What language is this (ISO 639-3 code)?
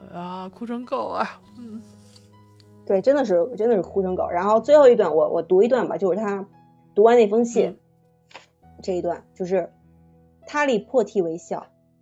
zho